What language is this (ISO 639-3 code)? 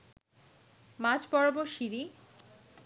ben